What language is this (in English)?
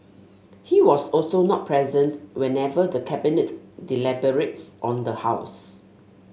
English